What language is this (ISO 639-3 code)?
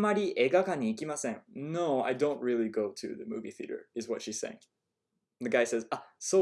eng